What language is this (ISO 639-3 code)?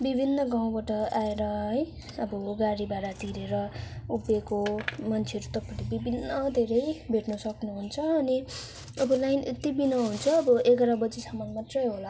nep